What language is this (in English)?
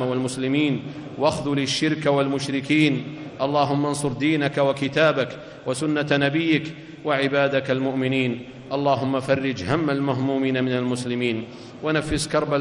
Arabic